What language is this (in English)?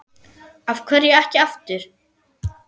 Icelandic